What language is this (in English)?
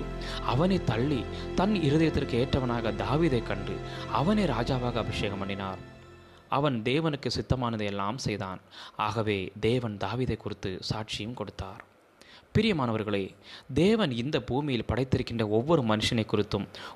Tamil